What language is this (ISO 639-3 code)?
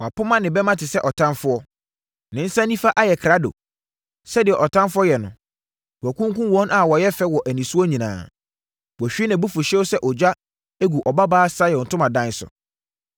aka